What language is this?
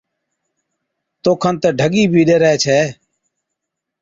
Od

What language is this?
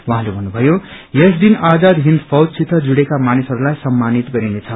Nepali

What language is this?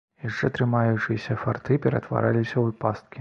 Belarusian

